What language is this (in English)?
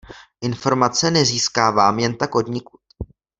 Czech